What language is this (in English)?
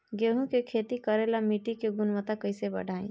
Bhojpuri